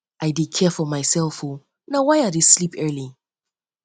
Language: Nigerian Pidgin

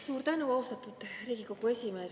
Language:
Estonian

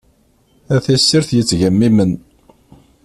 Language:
Kabyle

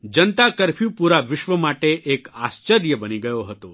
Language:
Gujarati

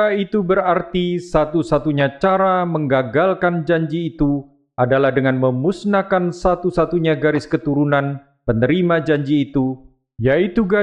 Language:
Indonesian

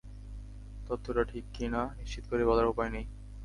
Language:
Bangla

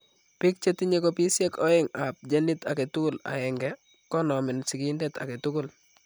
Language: Kalenjin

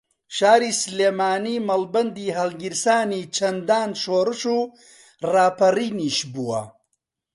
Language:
Central Kurdish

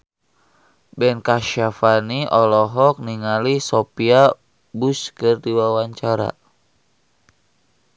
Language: Sundanese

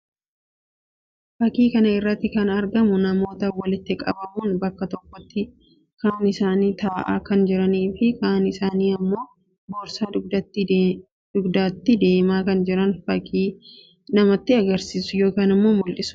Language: Oromo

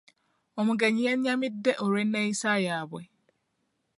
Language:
Ganda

